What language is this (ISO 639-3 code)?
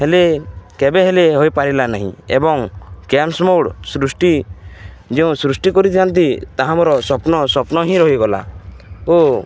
ori